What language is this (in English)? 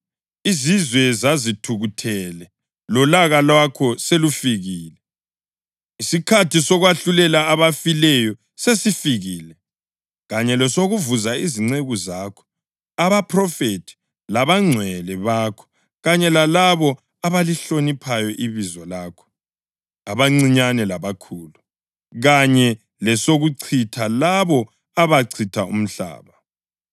North Ndebele